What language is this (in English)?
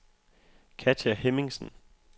Danish